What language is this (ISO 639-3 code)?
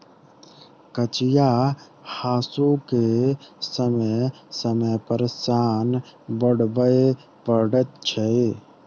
mai